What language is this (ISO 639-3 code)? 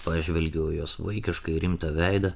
lit